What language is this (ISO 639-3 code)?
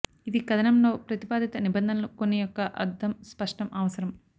tel